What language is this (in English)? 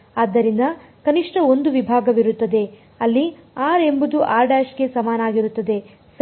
Kannada